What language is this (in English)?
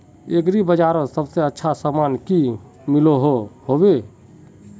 Magahi